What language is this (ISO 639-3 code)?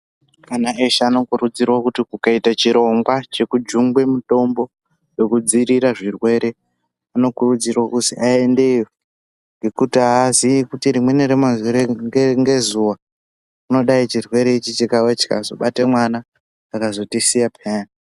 ndc